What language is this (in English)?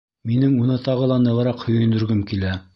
Bashkir